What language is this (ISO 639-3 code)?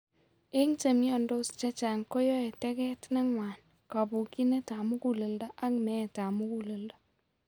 kln